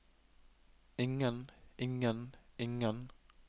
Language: Norwegian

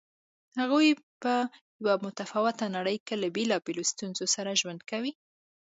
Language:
Pashto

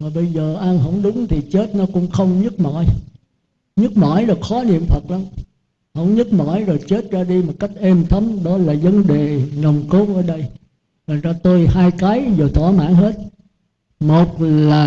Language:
Vietnamese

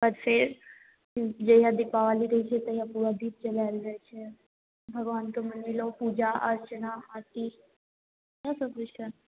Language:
Maithili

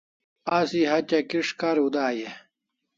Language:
Kalasha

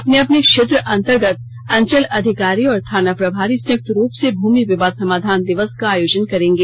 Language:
Hindi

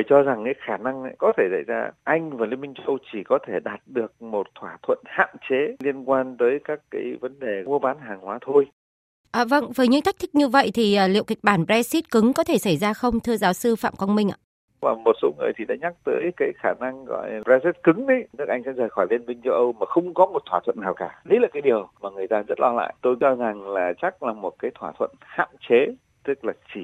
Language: Vietnamese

